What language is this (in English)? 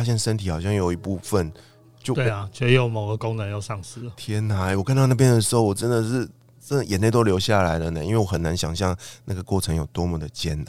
Chinese